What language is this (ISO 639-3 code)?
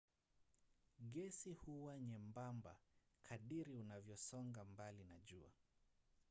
swa